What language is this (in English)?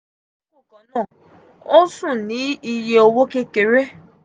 Yoruba